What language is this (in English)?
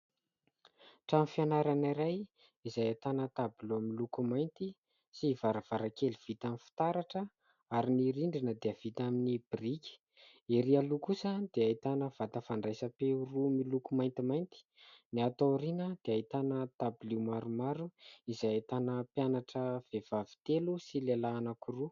Malagasy